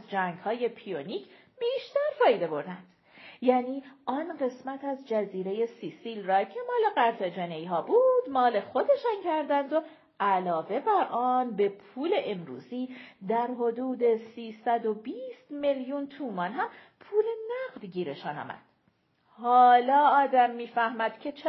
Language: Persian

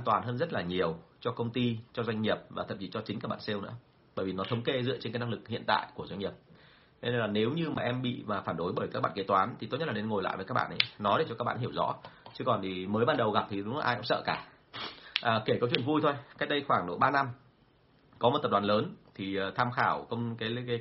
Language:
Vietnamese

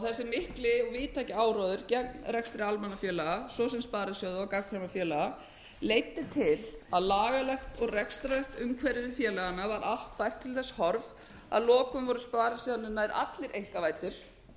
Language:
Icelandic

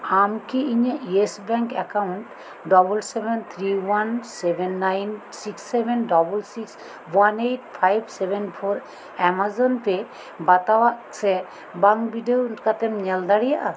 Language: Santali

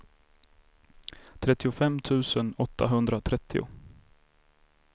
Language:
Swedish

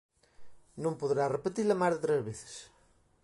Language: Galician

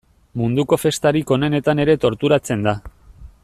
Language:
Basque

